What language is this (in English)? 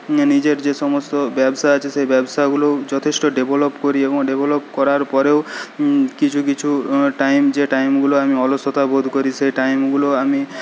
Bangla